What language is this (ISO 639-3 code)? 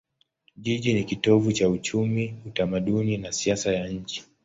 swa